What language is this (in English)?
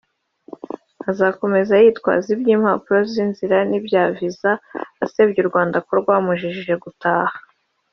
Kinyarwanda